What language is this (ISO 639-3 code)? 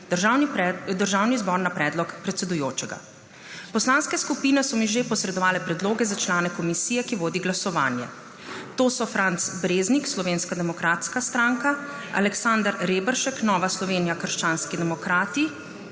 slv